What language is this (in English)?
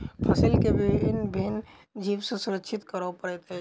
Maithili